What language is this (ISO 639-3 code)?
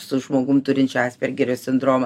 lit